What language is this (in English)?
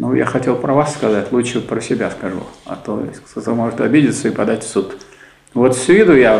Russian